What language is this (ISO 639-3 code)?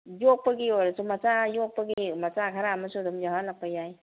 mni